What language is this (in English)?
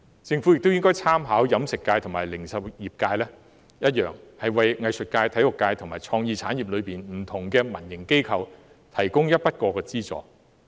Cantonese